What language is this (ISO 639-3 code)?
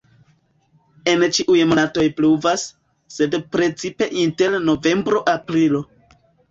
epo